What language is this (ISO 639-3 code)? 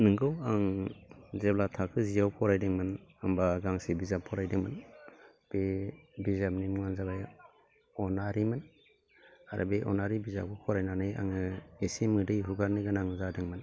brx